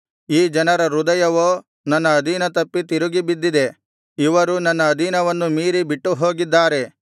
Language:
Kannada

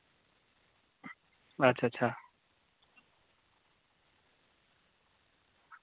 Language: Dogri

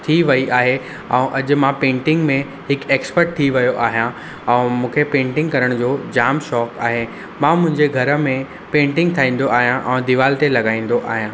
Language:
Sindhi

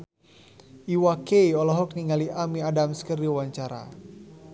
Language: Sundanese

